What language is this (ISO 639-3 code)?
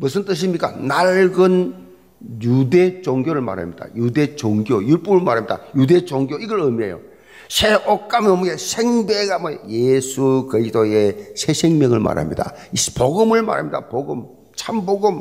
kor